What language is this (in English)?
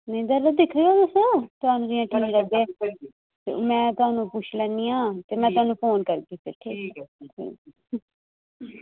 Dogri